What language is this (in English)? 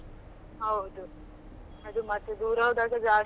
Kannada